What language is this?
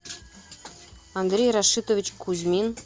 Russian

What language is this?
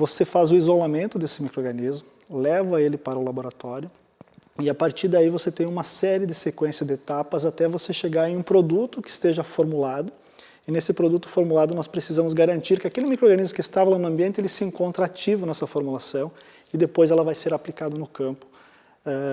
Portuguese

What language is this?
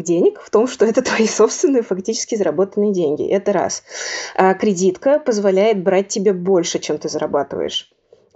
Russian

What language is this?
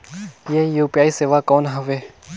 Chhattisgarhi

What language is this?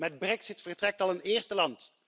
Dutch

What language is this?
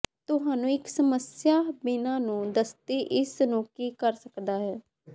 Punjabi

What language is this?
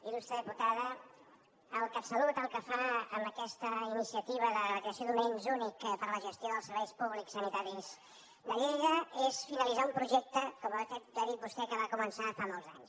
Catalan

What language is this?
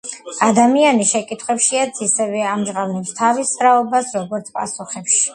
Georgian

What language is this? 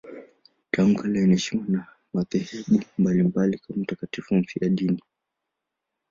Swahili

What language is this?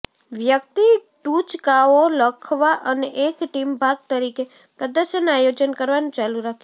Gujarati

